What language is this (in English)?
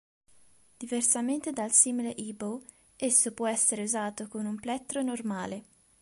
Italian